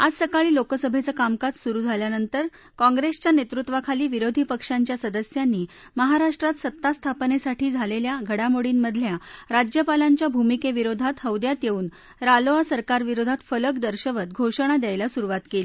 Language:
Marathi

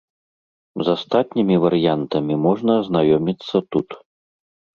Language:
Belarusian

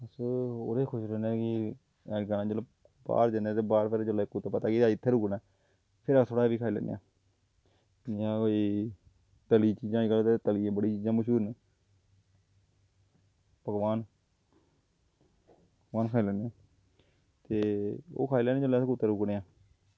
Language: Dogri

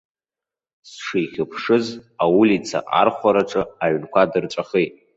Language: Abkhazian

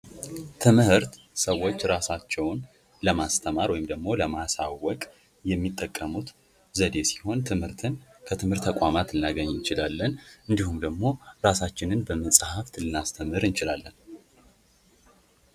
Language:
Amharic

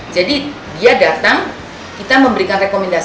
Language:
Indonesian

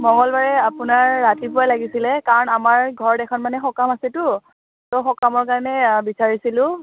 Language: Assamese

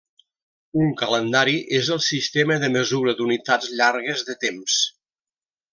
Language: Catalan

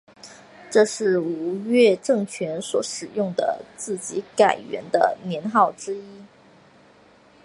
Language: Chinese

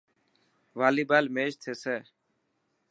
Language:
Dhatki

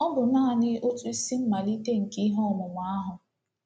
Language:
Igbo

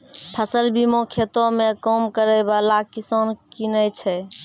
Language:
Maithili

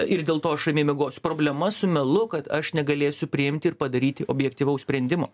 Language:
Lithuanian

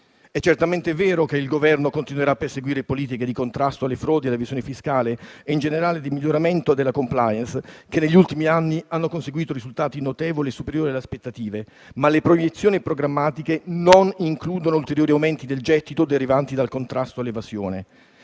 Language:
Italian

